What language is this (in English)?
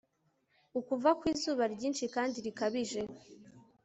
Kinyarwanda